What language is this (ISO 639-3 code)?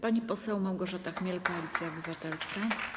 pol